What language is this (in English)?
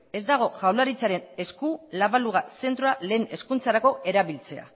Basque